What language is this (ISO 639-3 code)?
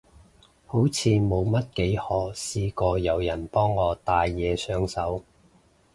yue